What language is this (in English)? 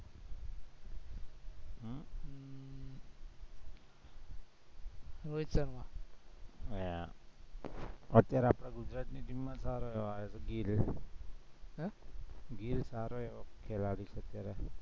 Gujarati